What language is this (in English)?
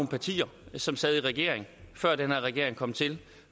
Danish